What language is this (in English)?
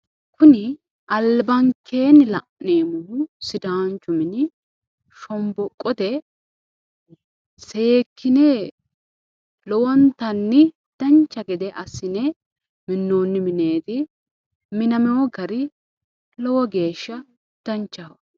Sidamo